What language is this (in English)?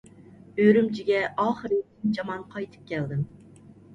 Uyghur